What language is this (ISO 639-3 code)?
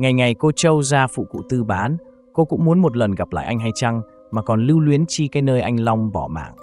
vie